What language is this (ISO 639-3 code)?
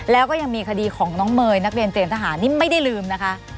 tha